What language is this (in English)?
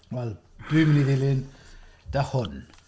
Welsh